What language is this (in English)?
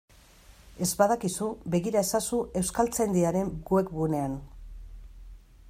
Basque